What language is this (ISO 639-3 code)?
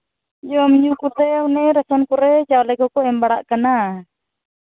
sat